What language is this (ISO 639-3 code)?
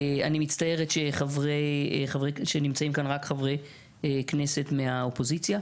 heb